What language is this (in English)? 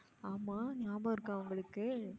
Tamil